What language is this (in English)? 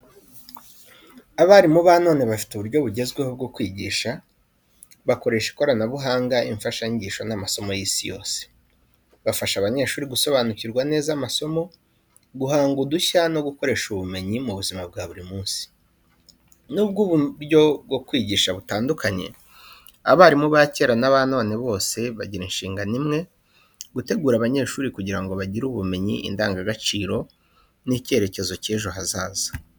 Kinyarwanda